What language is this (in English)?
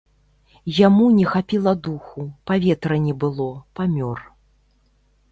Belarusian